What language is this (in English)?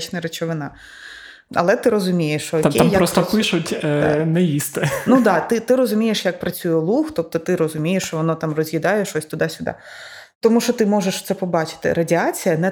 Ukrainian